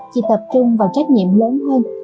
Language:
Vietnamese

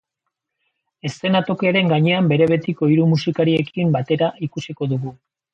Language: Basque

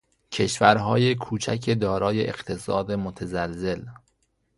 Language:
Persian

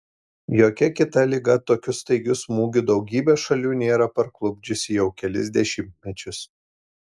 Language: Lithuanian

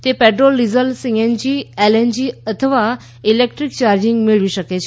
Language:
Gujarati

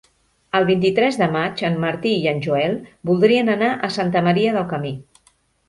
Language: Catalan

